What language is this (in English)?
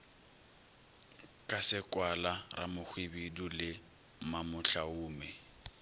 Northern Sotho